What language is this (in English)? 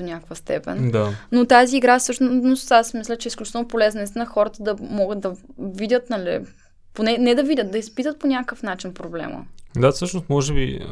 Bulgarian